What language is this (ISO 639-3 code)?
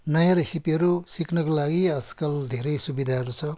nep